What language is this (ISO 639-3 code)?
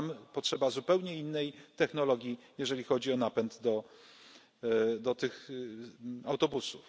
pol